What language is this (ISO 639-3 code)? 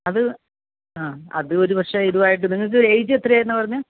mal